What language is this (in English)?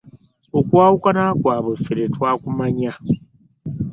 Ganda